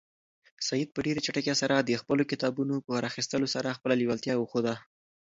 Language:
Pashto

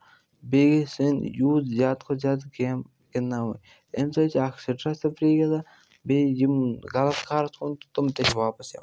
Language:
Kashmiri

